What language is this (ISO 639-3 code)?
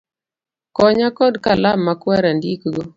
luo